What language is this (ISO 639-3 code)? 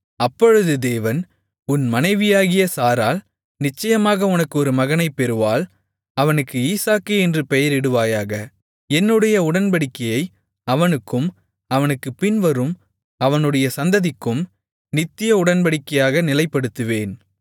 tam